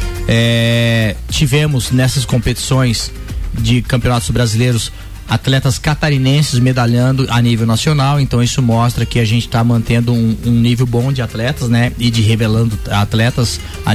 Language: Portuguese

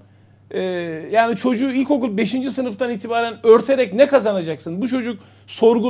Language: Turkish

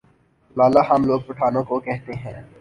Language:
Urdu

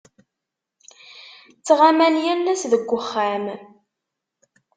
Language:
Kabyle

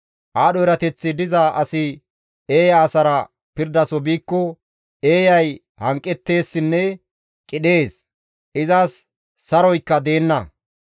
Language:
Gamo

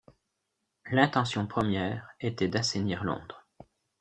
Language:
French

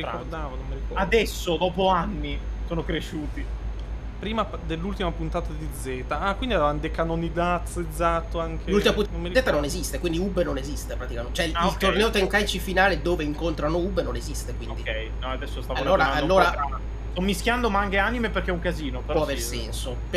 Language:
Italian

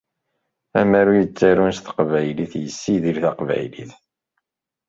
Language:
Kabyle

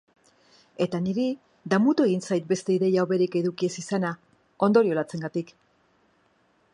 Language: Basque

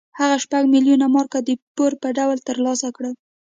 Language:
Pashto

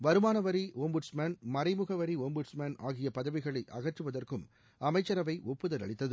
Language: Tamil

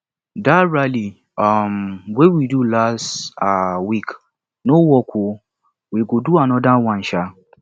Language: Nigerian Pidgin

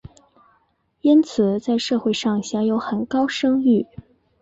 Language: Chinese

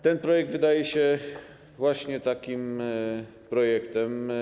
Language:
Polish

